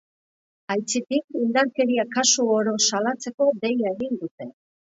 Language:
Basque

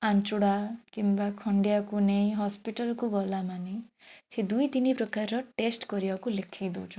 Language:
Odia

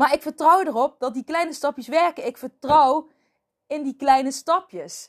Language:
Dutch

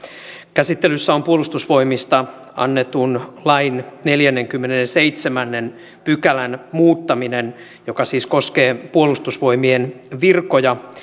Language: Finnish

